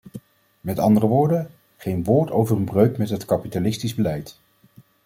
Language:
Dutch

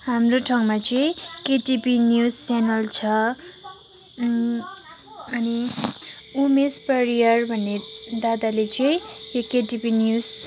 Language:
Nepali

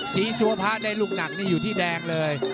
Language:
Thai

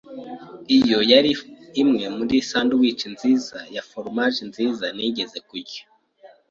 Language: Kinyarwanda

